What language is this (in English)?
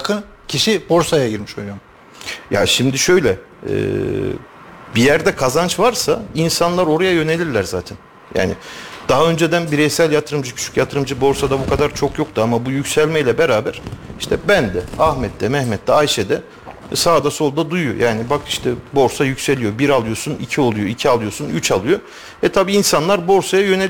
Turkish